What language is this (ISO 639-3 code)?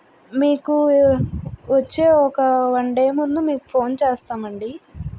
tel